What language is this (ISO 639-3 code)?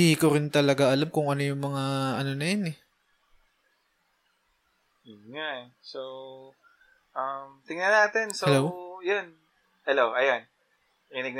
fil